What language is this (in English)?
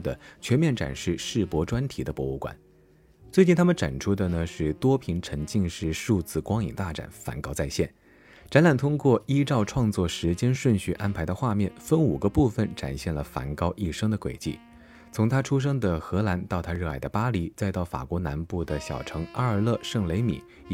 Chinese